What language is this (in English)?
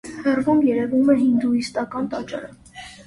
Armenian